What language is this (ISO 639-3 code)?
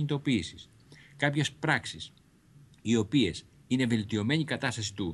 ell